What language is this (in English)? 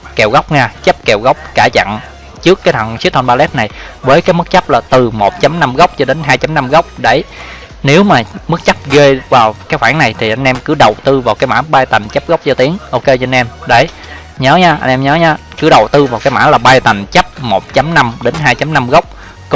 Vietnamese